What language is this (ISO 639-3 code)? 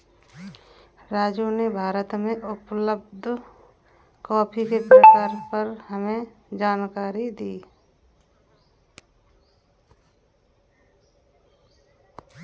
hin